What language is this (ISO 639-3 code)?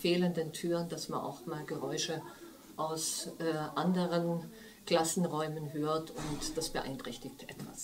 deu